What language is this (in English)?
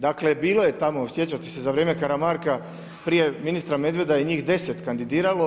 Croatian